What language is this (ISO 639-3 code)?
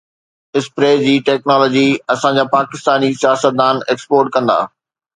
snd